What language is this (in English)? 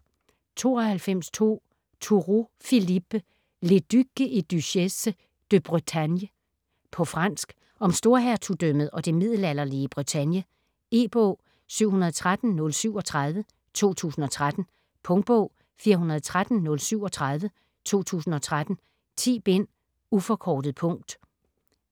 Danish